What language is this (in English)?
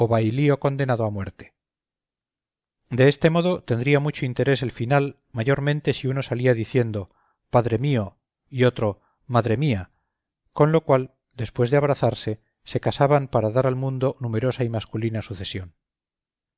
Spanish